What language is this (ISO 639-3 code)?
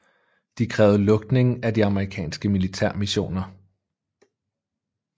dan